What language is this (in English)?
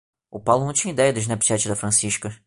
Portuguese